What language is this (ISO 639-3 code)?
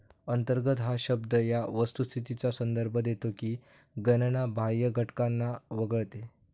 mar